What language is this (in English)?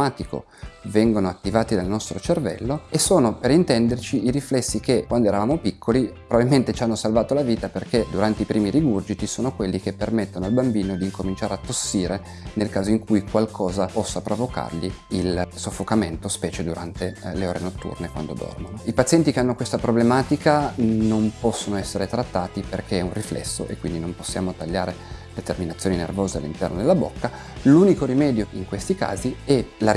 Italian